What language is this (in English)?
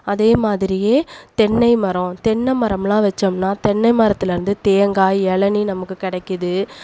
Tamil